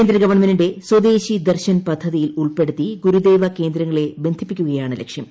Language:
Malayalam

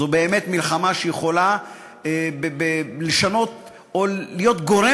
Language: Hebrew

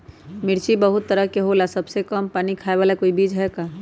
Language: Magahi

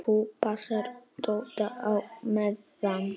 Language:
Icelandic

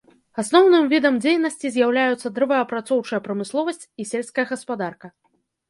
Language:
Belarusian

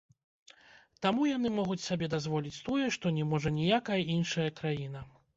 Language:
Belarusian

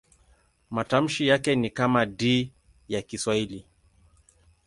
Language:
Swahili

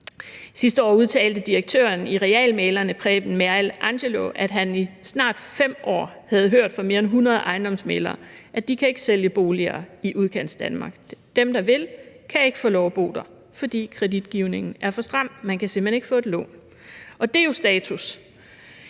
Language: Danish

